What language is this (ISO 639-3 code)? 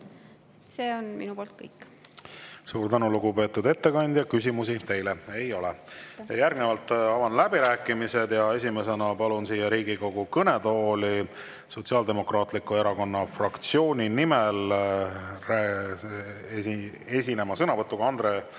est